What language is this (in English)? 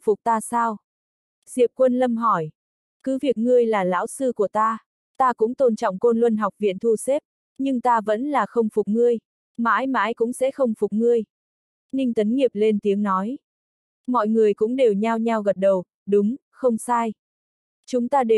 Vietnamese